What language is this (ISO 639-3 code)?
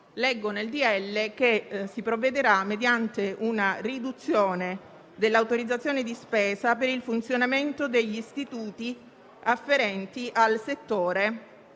ita